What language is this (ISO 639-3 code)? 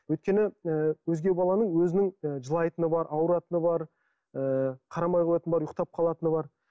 kaz